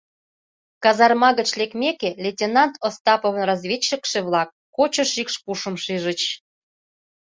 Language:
Mari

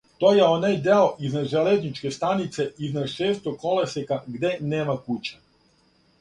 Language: Serbian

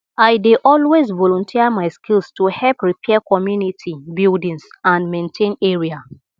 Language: Nigerian Pidgin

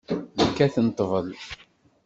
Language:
Kabyle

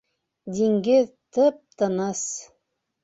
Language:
Bashkir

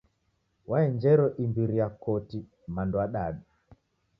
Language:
Taita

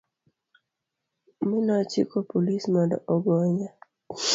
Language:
Luo (Kenya and Tanzania)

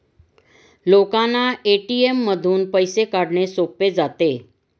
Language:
Marathi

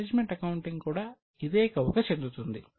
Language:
Telugu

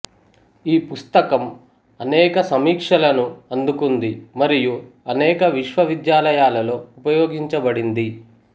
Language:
Telugu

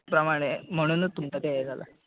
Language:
Konkani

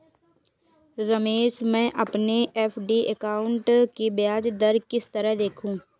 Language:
Hindi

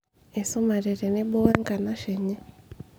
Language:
Masai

